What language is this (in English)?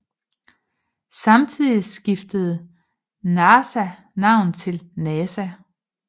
Danish